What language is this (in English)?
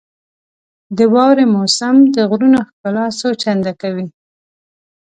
Pashto